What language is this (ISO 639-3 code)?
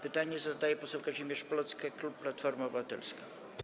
pol